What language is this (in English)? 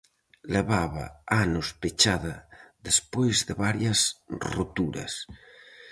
Galician